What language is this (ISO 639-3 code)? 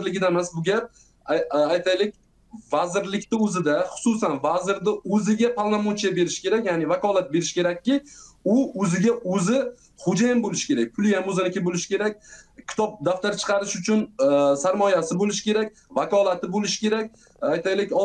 tur